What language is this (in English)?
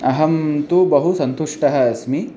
Sanskrit